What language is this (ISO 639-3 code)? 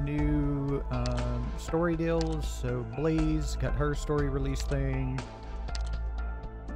eng